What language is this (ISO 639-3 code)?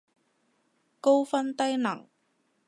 yue